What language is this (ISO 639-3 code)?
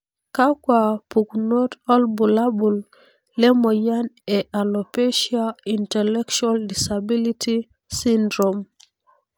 mas